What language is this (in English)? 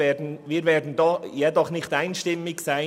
Swiss German